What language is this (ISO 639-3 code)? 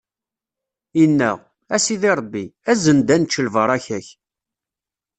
kab